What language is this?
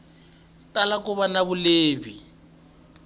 Tsonga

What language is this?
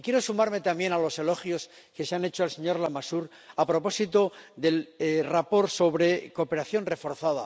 Spanish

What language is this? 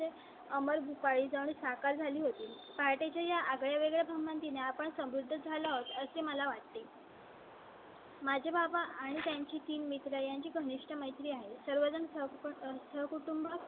Marathi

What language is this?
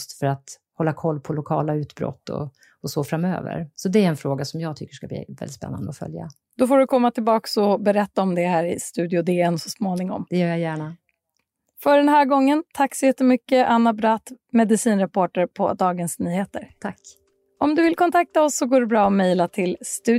Swedish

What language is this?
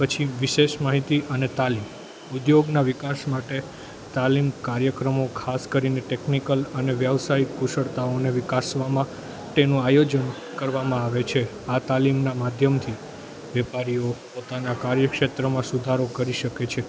Gujarati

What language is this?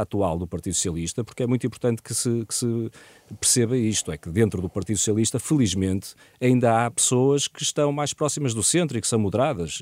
Portuguese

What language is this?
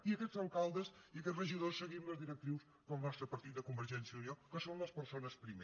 Catalan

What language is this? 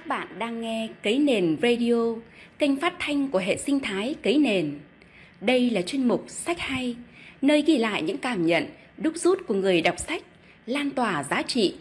Vietnamese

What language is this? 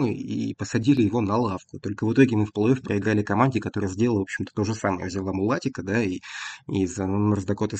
Russian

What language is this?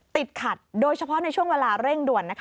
Thai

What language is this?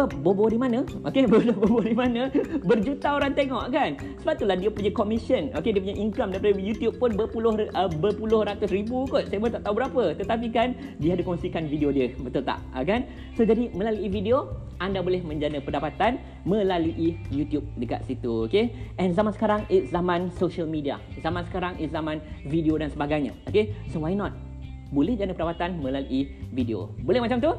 Malay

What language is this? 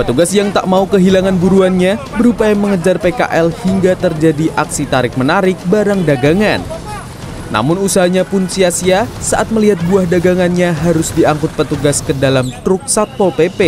Indonesian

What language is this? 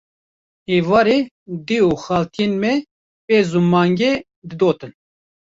Kurdish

